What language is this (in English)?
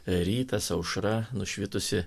Lithuanian